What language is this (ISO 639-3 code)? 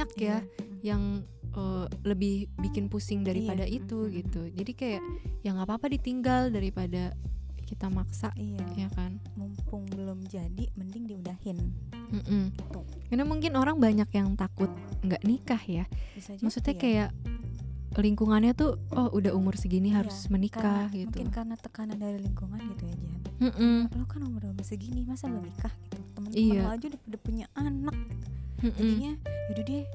ind